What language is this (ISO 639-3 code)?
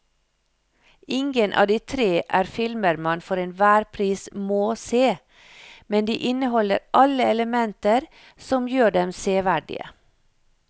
nor